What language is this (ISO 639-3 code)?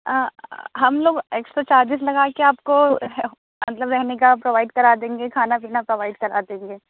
urd